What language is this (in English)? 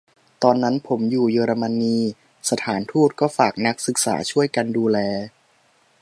Thai